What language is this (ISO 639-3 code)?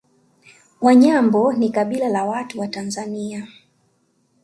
swa